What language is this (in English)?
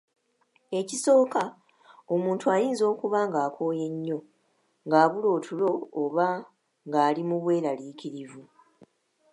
Ganda